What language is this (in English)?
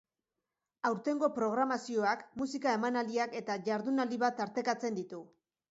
Basque